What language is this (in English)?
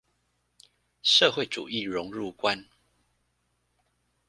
Chinese